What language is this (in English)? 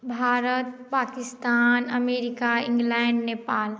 Maithili